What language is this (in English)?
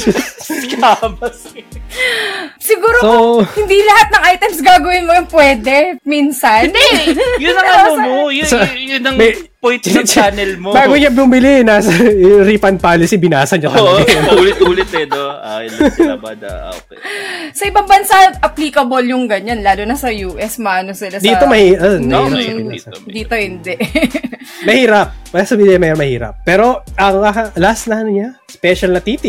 Filipino